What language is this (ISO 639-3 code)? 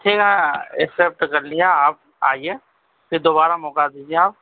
urd